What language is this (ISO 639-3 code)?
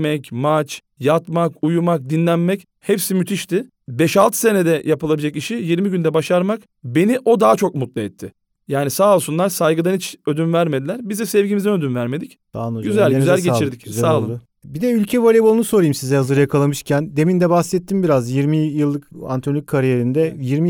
tur